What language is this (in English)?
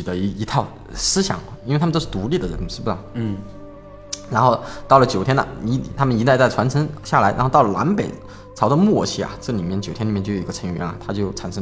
Chinese